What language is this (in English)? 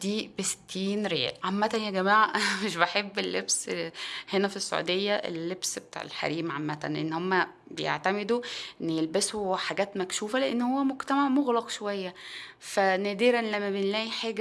Arabic